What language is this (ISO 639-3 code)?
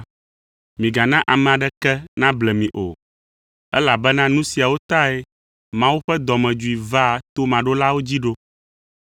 ewe